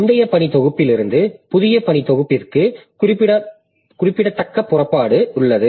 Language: Tamil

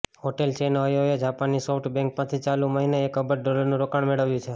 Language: Gujarati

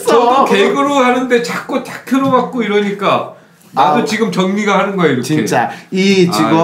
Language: Korean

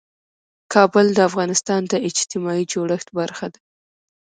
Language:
Pashto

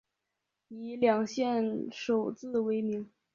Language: Chinese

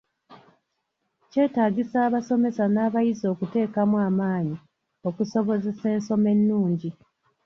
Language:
Ganda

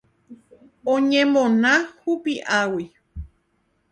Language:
Guarani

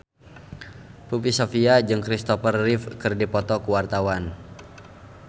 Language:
Sundanese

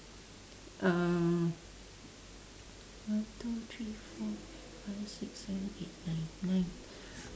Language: English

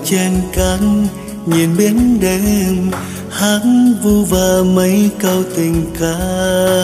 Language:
Vietnamese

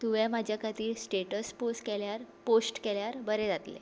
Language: Konkani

